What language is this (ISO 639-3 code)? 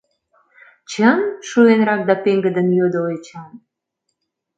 chm